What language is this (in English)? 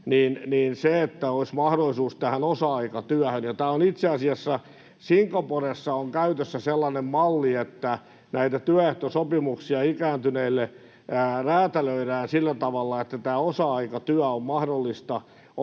Finnish